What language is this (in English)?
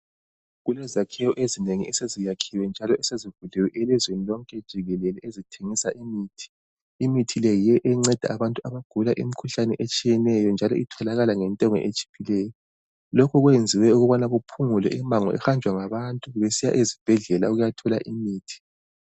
North Ndebele